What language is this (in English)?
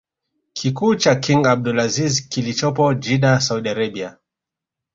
Swahili